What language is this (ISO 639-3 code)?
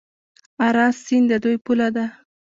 pus